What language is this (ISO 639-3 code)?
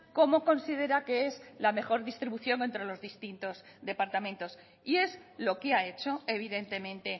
spa